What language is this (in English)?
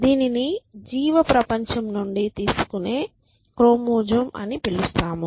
Telugu